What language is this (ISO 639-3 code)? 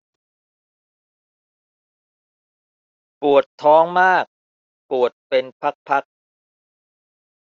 tha